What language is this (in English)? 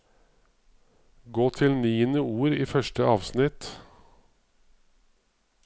Norwegian